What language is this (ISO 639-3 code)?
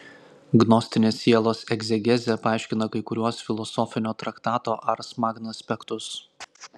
lit